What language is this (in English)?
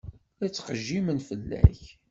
Kabyle